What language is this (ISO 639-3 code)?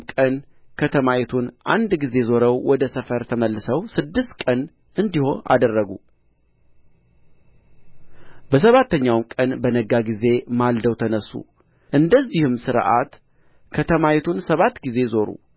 amh